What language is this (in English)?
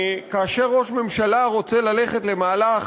Hebrew